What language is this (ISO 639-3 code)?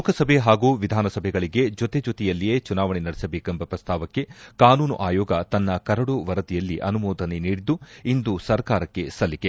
kan